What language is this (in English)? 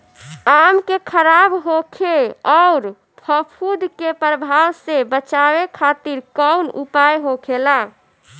Bhojpuri